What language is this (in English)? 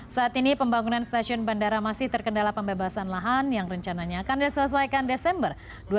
Indonesian